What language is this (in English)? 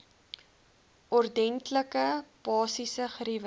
Afrikaans